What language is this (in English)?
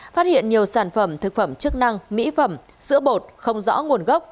Vietnamese